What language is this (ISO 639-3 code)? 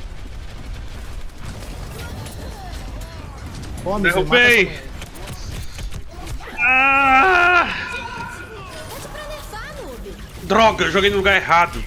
por